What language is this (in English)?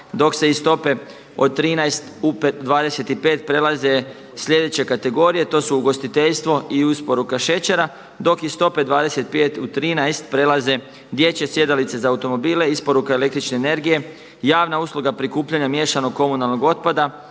Croatian